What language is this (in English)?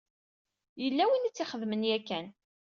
Kabyle